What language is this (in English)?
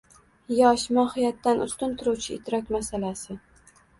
Uzbek